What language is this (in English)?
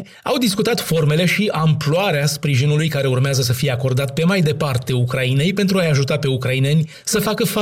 Romanian